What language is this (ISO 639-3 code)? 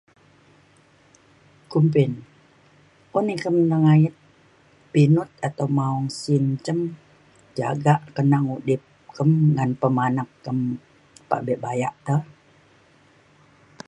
xkl